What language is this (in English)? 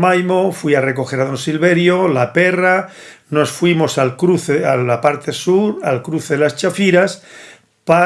Spanish